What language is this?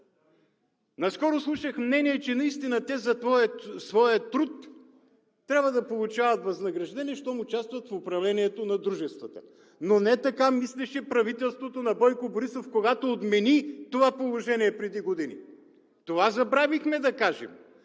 Bulgarian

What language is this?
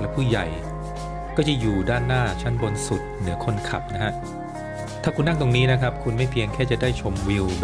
Thai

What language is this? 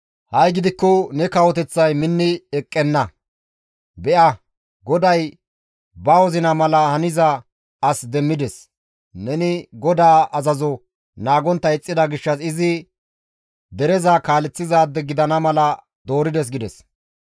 Gamo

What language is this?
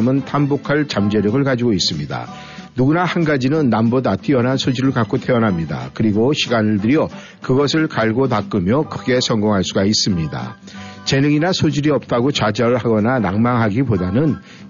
Korean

